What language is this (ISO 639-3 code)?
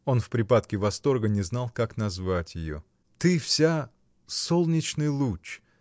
rus